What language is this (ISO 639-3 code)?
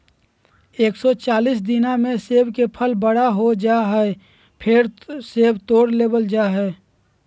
mag